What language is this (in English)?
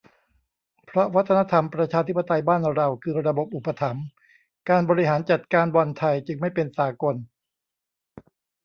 Thai